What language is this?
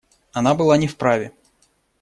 Russian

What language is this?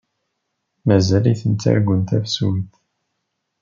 Kabyle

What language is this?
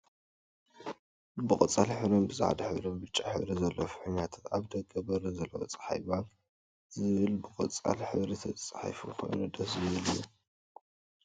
Tigrinya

